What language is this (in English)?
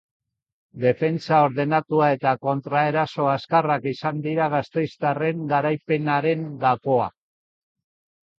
Basque